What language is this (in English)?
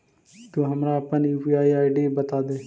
Magahi